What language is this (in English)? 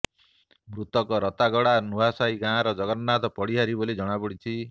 Odia